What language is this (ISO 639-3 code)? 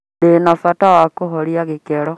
kik